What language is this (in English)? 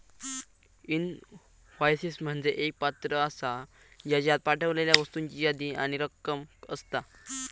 Marathi